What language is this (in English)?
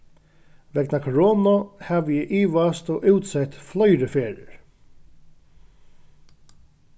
Faroese